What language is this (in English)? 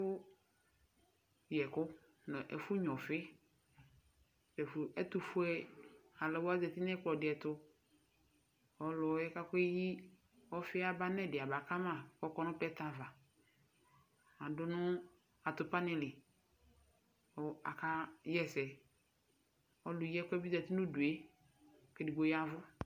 Ikposo